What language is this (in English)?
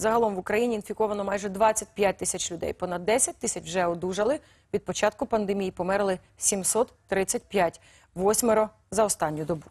Ukrainian